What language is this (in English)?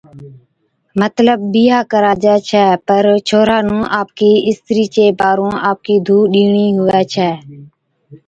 Od